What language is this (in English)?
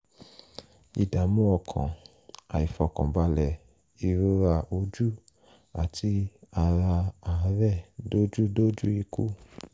Yoruba